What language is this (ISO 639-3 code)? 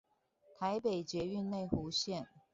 zho